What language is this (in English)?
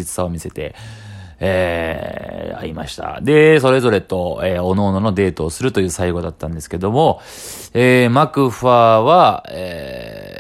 Japanese